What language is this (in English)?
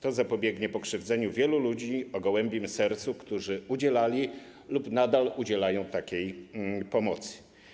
Polish